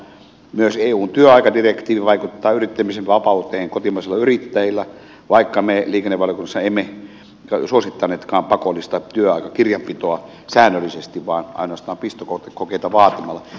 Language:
Finnish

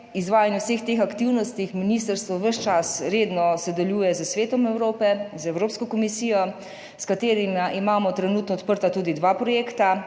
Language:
Slovenian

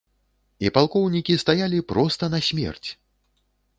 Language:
Belarusian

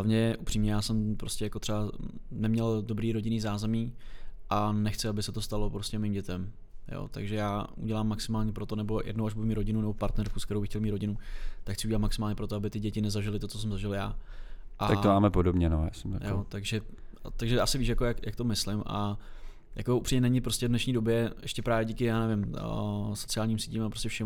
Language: Czech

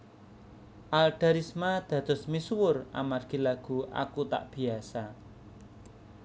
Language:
Javanese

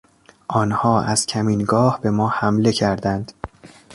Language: Persian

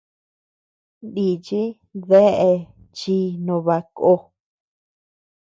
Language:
Tepeuxila Cuicatec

